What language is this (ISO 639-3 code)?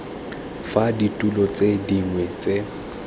tsn